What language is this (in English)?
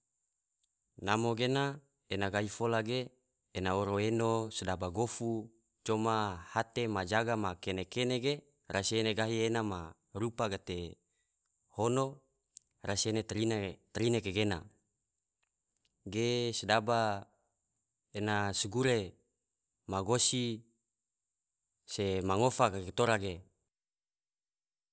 Tidore